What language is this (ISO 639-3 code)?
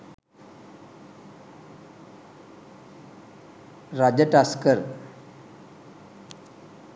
sin